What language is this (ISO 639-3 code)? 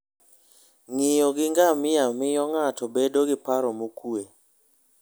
luo